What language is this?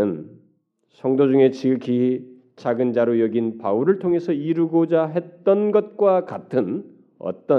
Korean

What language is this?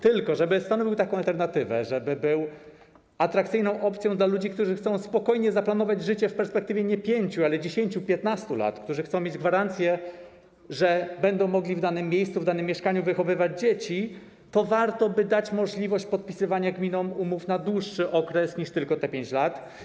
Polish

